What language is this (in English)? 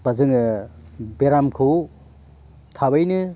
Bodo